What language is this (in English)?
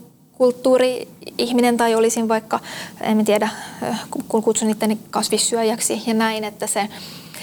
Finnish